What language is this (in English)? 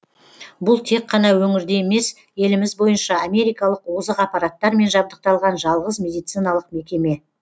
Kazakh